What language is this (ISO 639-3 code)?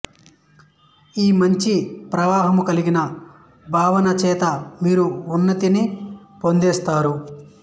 tel